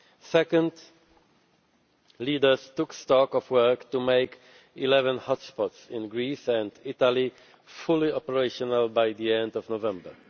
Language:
English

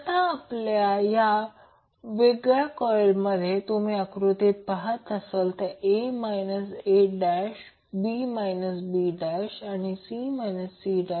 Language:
Marathi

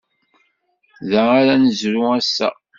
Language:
Kabyle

